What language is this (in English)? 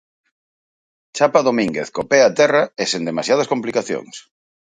Galician